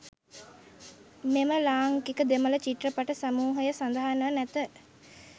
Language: Sinhala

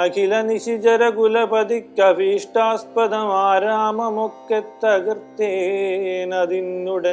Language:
Malayalam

